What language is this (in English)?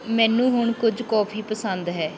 Punjabi